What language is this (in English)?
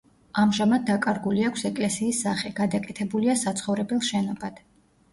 Georgian